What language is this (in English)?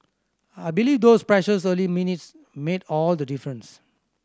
English